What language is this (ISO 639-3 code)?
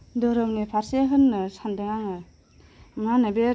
brx